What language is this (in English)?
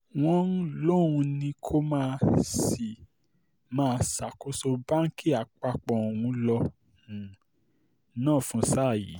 Yoruba